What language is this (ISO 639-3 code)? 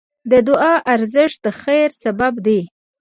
pus